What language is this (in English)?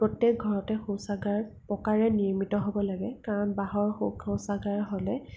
Assamese